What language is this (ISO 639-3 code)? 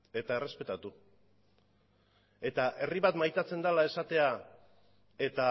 eus